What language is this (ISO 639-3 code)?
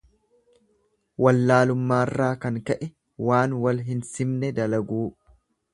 orm